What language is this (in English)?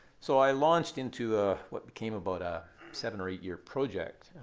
English